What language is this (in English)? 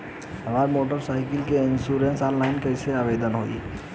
Bhojpuri